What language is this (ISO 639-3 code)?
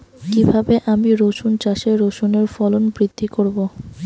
ben